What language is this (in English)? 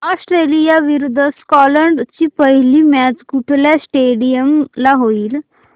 Marathi